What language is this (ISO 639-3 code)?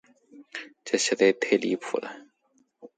zho